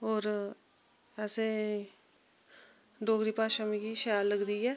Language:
Dogri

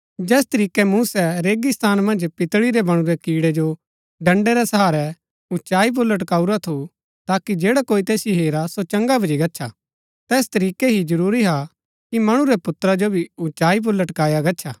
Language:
Gaddi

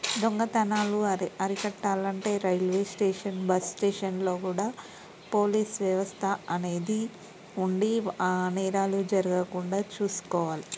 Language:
Telugu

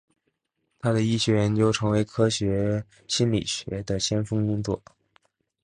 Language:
Chinese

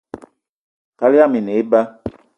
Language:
Eton (Cameroon)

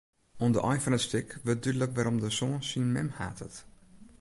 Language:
Western Frisian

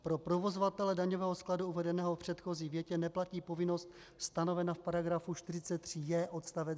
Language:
Czech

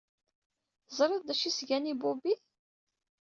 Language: Kabyle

